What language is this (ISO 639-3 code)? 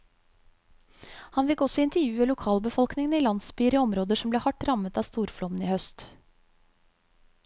nor